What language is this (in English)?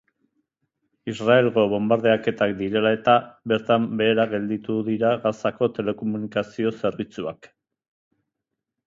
Basque